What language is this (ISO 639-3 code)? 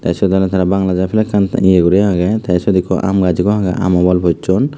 ccp